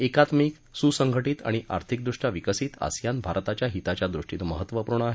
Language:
Marathi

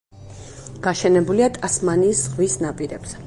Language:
Georgian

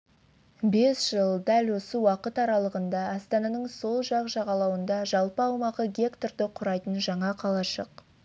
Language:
Kazakh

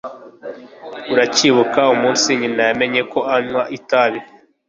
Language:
Kinyarwanda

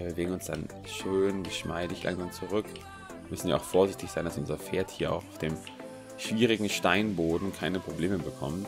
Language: German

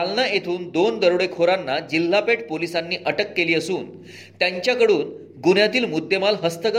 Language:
Marathi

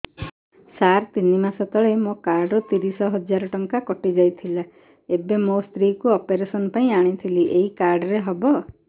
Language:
Odia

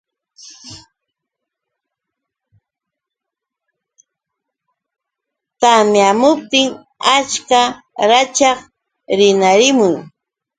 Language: Yauyos Quechua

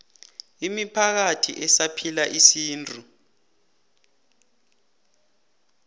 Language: South Ndebele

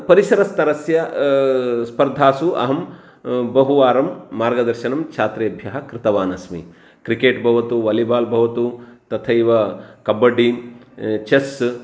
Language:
Sanskrit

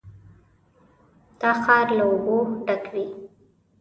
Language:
Pashto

